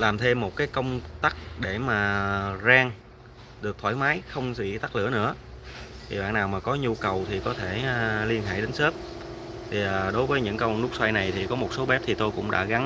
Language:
Vietnamese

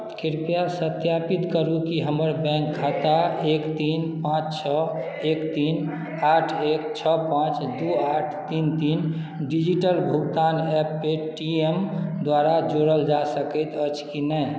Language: Maithili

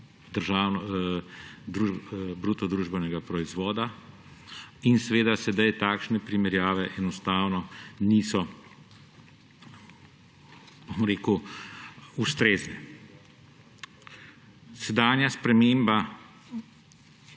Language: Slovenian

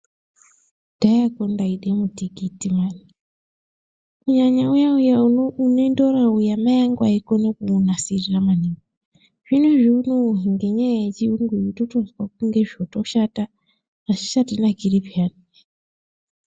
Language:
Ndau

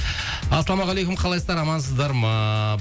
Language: Kazakh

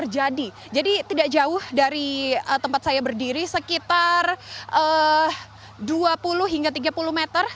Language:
Indonesian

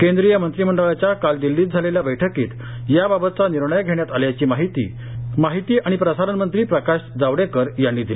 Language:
Marathi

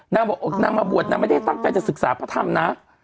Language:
Thai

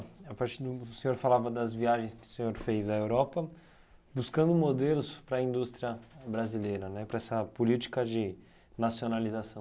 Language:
Portuguese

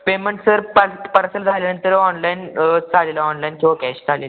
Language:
Marathi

